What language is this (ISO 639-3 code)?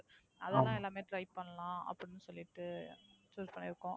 tam